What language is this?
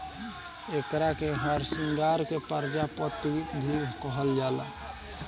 Bhojpuri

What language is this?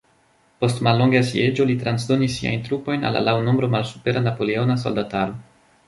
Esperanto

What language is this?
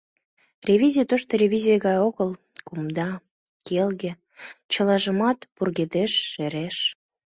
Mari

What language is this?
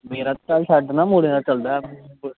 Dogri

